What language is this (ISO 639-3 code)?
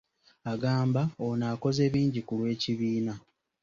lug